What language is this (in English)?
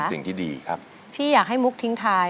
Thai